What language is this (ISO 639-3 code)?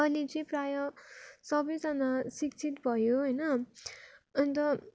nep